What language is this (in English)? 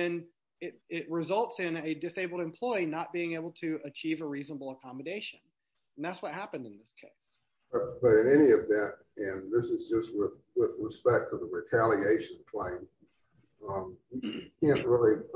English